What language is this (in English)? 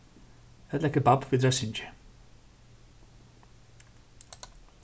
Faroese